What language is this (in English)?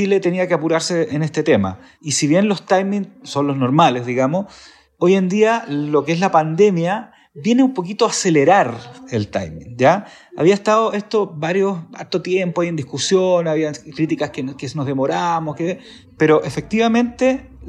Spanish